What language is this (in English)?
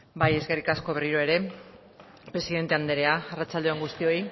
Basque